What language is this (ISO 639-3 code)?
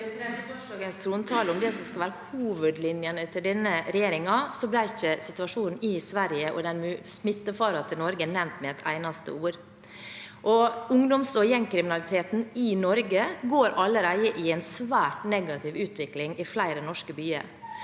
nor